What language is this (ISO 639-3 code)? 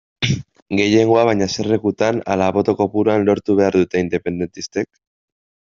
eus